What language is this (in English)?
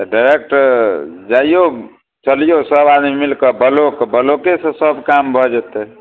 Maithili